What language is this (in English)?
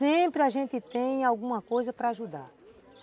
Portuguese